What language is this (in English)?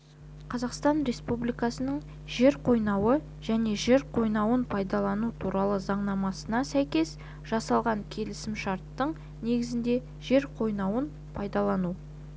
Kazakh